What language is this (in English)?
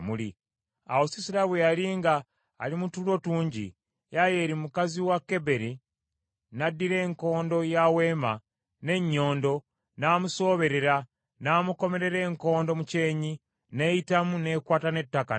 Ganda